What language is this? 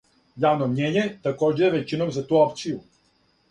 Serbian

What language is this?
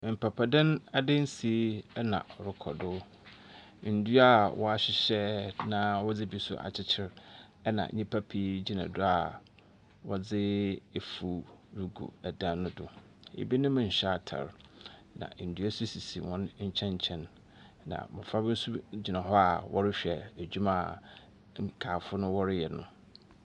Akan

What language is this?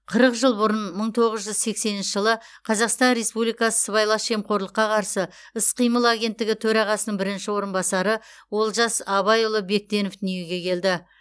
Kazakh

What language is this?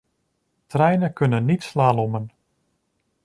Dutch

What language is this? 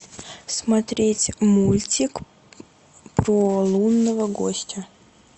Russian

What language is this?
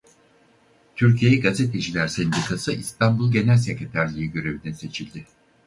Turkish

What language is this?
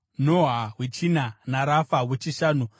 Shona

